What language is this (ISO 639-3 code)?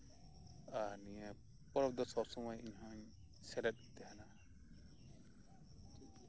sat